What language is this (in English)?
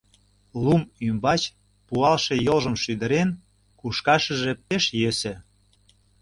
Mari